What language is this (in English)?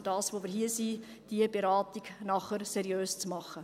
Swiss German